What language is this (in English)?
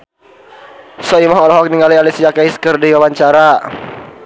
Sundanese